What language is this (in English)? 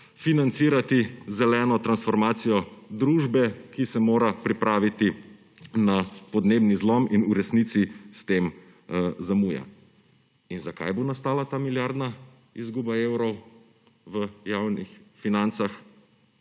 Slovenian